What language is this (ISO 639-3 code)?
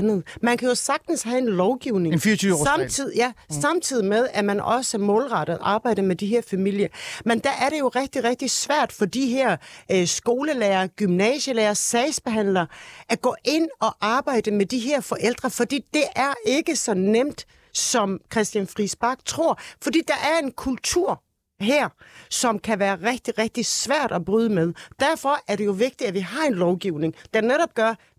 dan